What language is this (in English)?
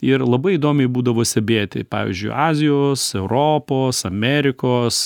Lithuanian